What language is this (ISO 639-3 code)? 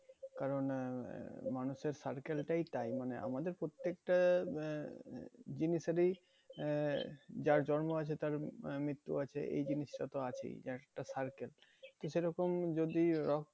ben